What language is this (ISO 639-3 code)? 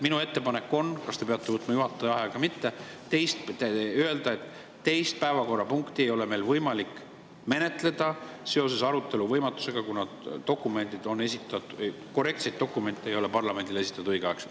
est